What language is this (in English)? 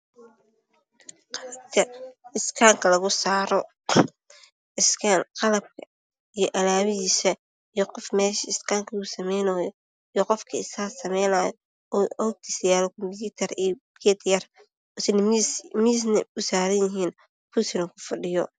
Somali